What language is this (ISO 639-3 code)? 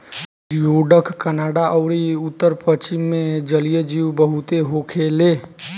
bho